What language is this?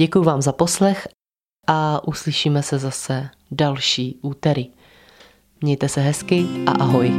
Czech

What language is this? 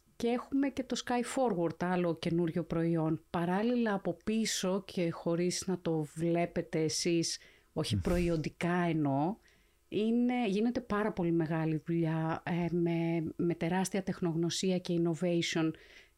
Greek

